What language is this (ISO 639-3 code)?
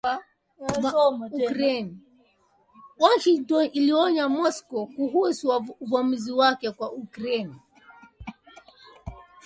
swa